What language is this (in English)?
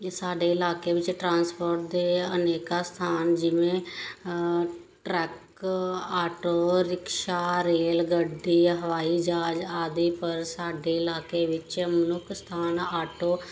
Punjabi